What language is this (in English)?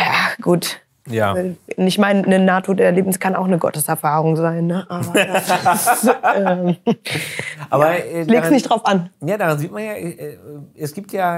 German